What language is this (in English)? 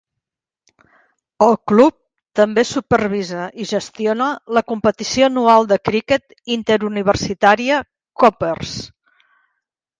Catalan